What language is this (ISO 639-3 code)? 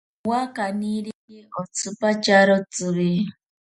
prq